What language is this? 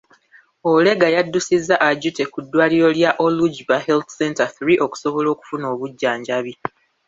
Ganda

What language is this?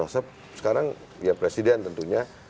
Indonesian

